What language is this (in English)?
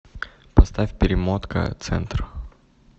Russian